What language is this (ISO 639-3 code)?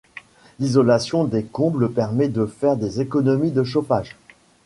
fra